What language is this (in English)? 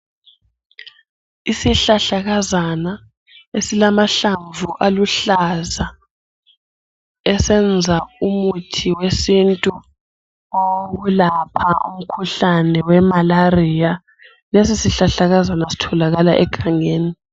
North Ndebele